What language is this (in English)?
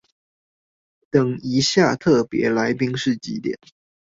Chinese